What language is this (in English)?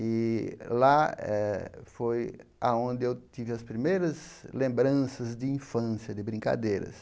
Portuguese